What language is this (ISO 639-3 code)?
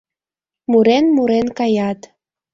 chm